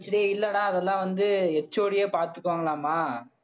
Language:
Tamil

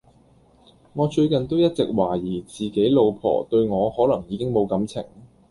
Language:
Cantonese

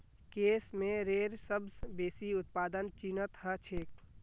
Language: Magahi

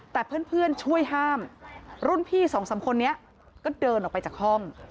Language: Thai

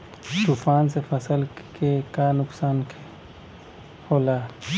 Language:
Bhojpuri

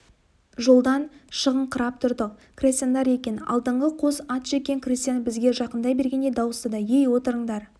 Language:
Kazakh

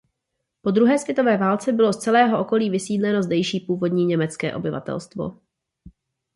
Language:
Czech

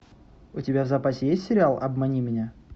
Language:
Russian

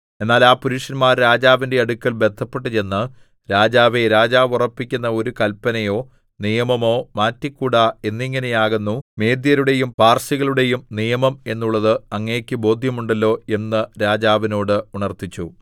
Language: Malayalam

